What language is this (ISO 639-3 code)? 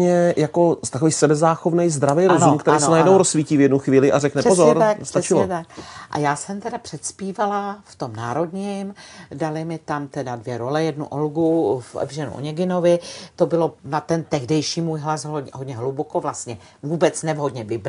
ces